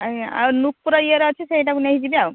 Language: Odia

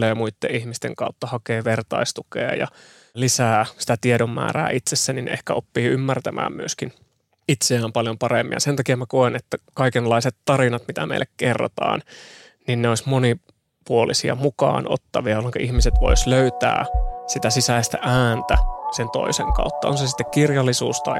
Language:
Finnish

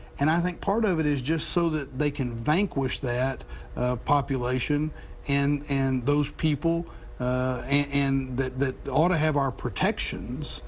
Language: English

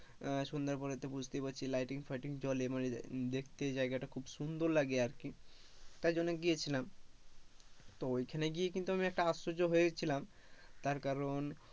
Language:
Bangla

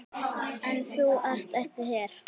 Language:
Icelandic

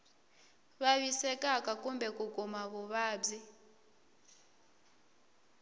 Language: Tsonga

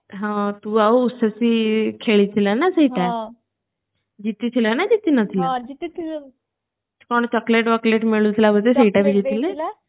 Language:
Odia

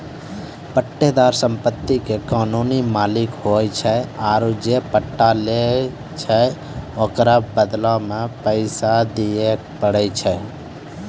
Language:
Maithili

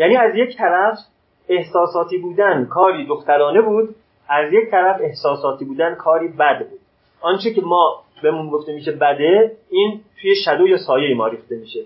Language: Persian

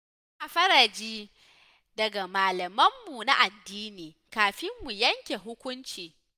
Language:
Hausa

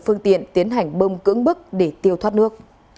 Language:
Vietnamese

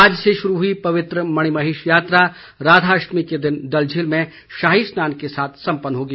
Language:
Hindi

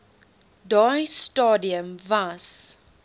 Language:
Afrikaans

